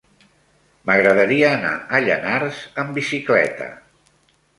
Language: Catalan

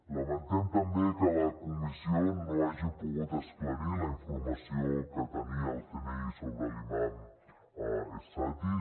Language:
Catalan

